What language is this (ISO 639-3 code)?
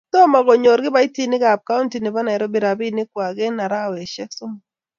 kln